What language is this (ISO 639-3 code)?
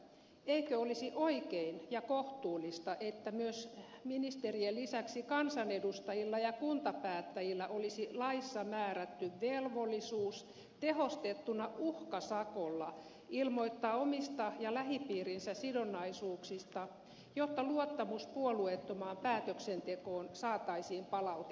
fin